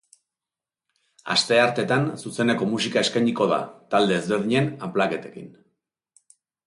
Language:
Basque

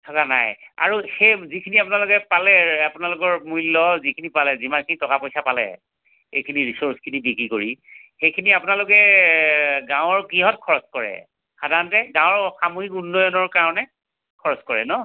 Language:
Assamese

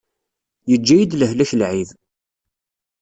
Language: Kabyle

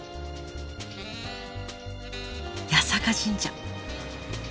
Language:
Japanese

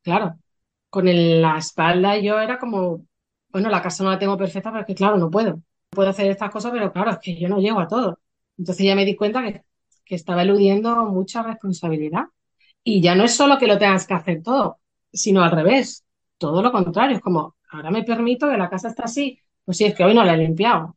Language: Spanish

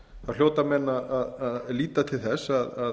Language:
Icelandic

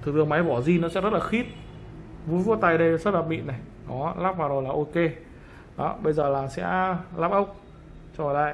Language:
Vietnamese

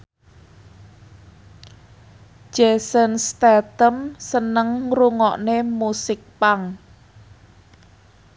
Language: Javanese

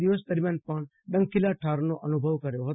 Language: Gujarati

